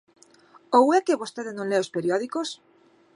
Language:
Galician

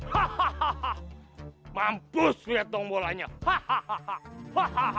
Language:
Indonesian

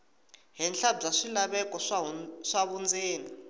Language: Tsonga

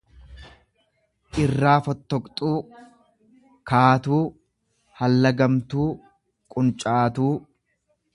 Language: Oromo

